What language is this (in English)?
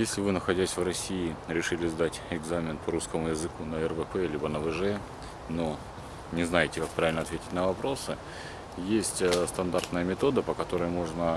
Russian